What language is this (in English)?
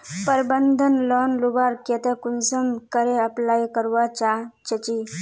Magahi